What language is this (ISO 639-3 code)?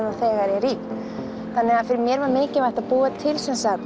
isl